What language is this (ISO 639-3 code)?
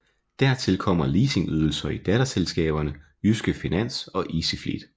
dan